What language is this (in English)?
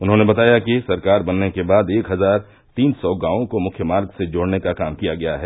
Hindi